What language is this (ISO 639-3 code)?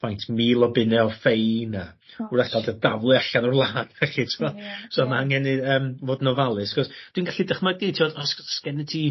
cym